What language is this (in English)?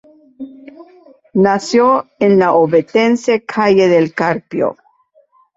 Spanish